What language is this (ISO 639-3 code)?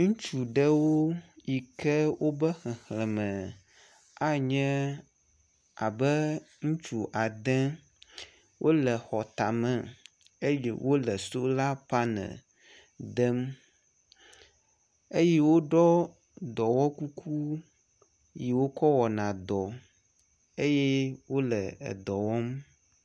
ewe